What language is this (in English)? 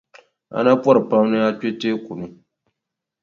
Dagbani